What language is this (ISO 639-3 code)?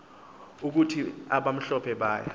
xho